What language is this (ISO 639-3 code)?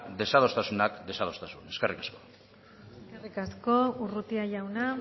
eus